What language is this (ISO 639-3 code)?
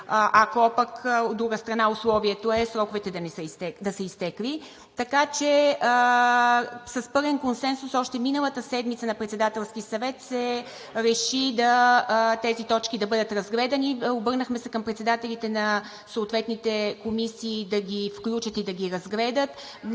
bul